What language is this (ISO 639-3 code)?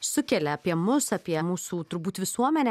lit